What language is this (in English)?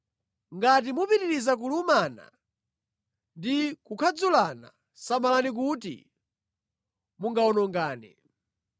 Nyanja